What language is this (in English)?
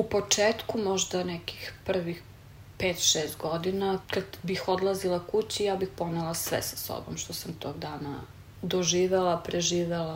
Croatian